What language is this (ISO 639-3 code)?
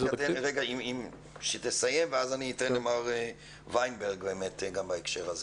heb